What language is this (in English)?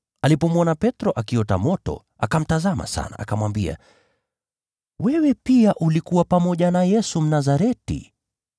Swahili